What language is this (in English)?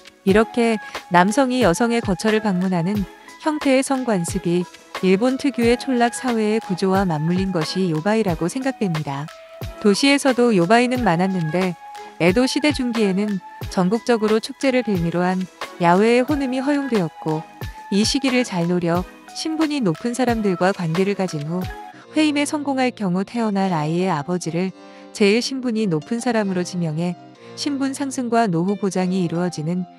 Korean